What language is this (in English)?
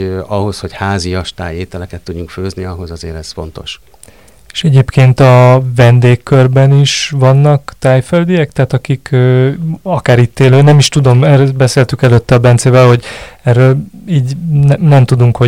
Hungarian